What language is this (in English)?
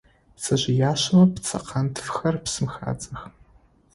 Adyghe